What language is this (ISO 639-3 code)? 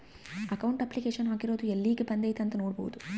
kan